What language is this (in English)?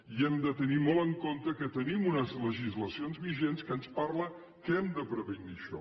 Catalan